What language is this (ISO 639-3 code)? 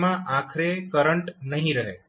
guj